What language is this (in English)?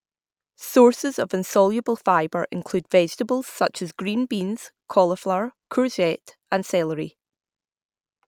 English